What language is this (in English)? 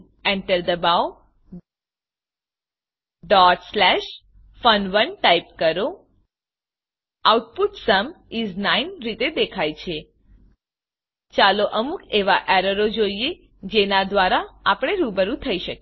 Gujarati